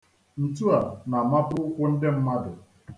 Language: Igbo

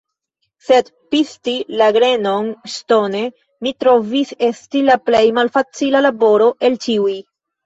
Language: Esperanto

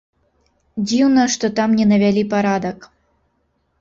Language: Belarusian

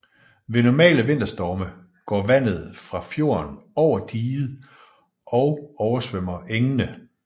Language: Danish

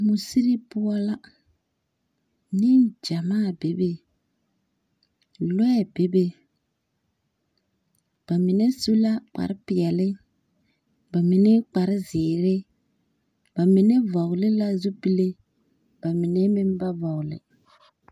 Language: Southern Dagaare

